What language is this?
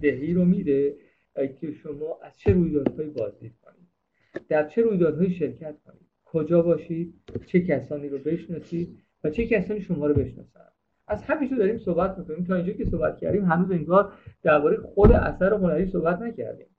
Persian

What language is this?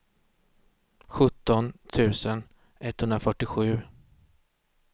Swedish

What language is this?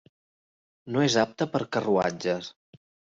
Catalan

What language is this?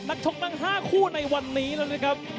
Thai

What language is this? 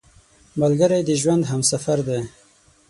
Pashto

